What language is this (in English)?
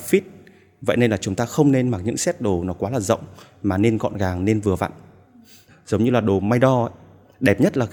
Vietnamese